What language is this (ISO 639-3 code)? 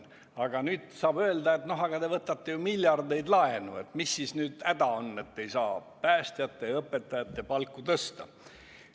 est